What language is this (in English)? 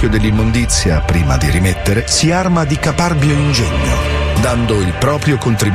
Italian